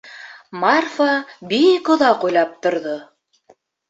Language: Bashkir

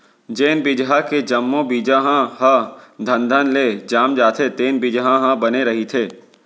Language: Chhattisgarhi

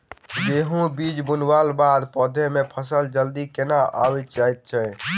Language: Maithili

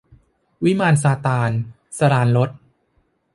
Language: Thai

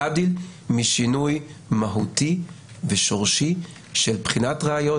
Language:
Hebrew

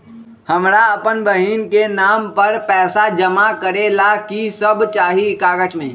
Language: Magahi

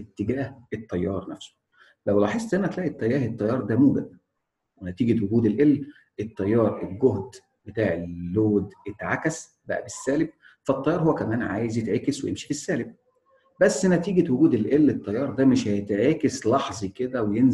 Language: Arabic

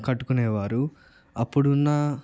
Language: Telugu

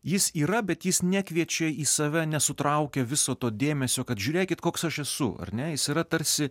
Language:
Lithuanian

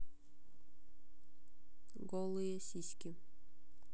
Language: Russian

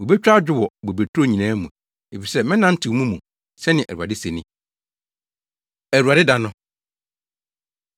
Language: Akan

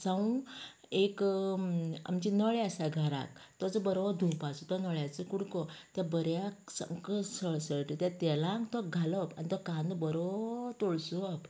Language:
Konkani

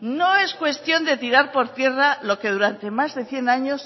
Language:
Spanish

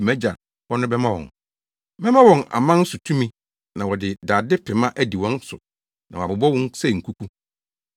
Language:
Akan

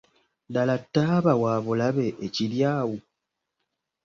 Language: Ganda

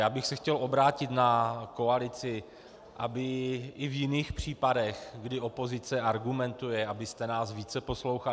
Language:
Czech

